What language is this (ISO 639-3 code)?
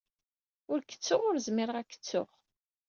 kab